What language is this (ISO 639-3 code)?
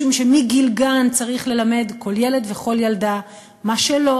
heb